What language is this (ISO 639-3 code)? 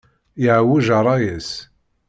kab